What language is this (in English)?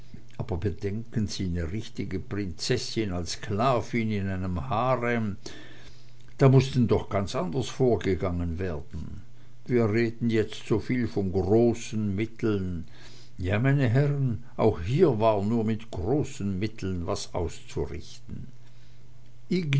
German